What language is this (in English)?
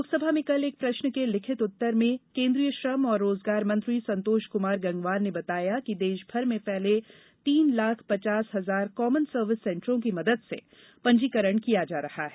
Hindi